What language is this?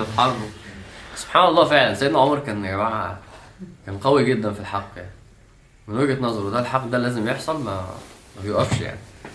Arabic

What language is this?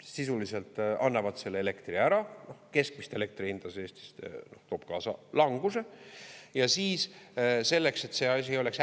Estonian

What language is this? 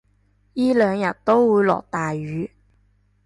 Cantonese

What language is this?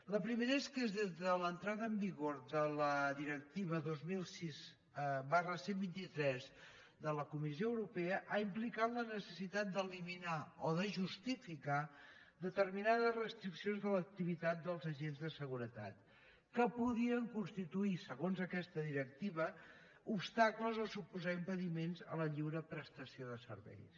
Catalan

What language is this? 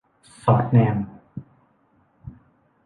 Thai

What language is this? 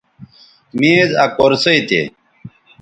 Bateri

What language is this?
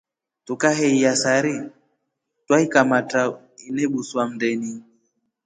Rombo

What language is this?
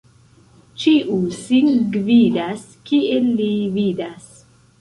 Esperanto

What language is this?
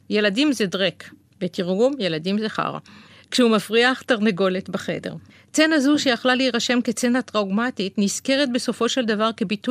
Hebrew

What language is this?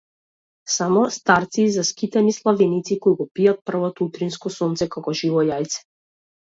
Macedonian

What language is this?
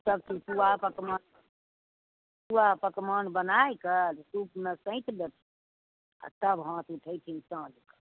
Maithili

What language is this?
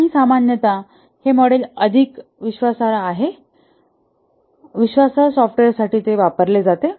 Marathi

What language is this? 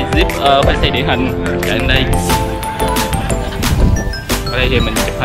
Vietnamese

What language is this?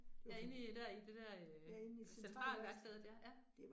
Danish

